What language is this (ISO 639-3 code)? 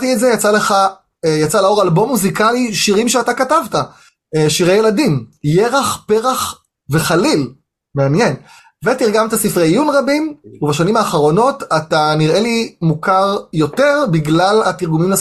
heb